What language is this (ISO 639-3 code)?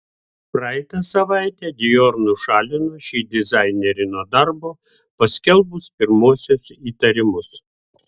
lit